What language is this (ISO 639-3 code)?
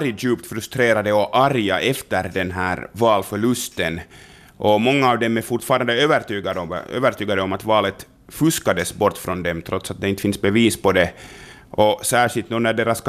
swe